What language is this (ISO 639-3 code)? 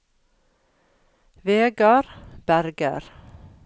nor